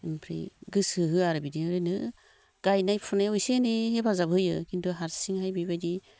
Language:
Bodo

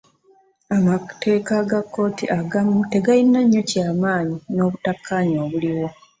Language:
Ganda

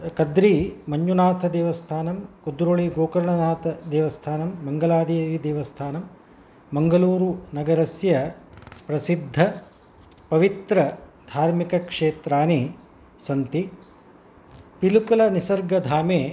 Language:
Sanskrit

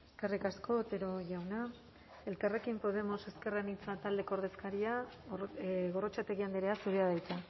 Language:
Basque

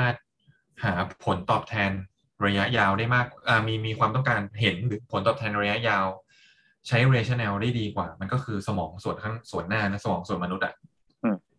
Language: Thai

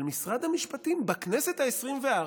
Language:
Hebrew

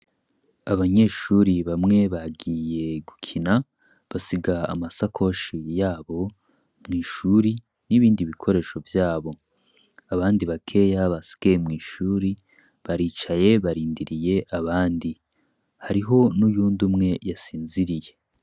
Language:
Rundi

